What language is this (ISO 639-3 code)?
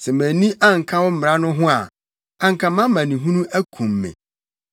aka